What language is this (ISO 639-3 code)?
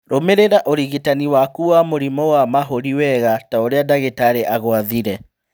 kik